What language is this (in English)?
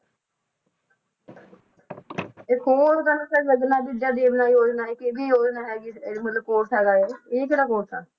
Punjabi